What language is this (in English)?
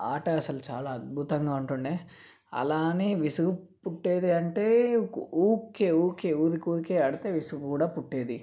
Telugu